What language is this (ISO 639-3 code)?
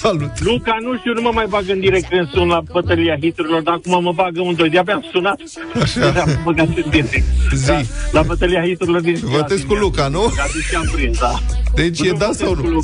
ron